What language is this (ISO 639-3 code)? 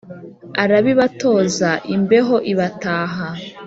kin